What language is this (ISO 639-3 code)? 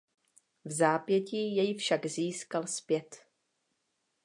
ces